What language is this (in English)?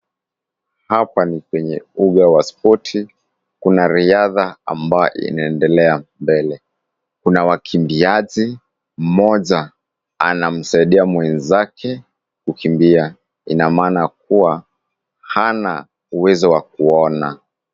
Swahili